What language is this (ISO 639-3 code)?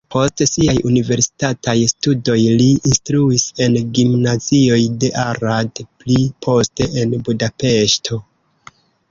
epo